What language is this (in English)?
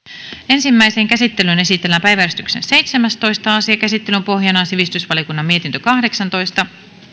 Finnish